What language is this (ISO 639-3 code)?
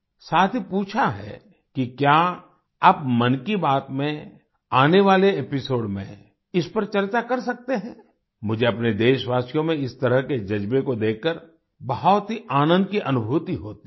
hin